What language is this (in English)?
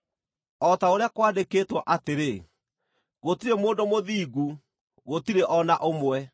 Kikuyu